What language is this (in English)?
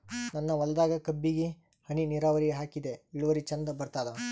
Kannada